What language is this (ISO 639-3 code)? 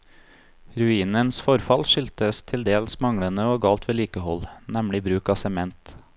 nor